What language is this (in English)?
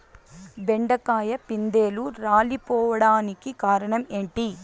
Telugu